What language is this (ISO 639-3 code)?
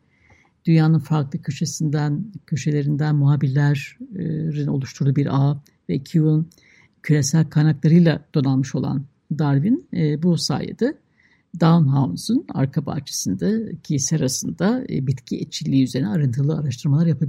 tur